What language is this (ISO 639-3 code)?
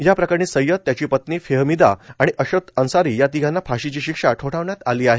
mar